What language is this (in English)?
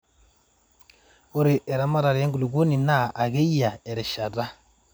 Masai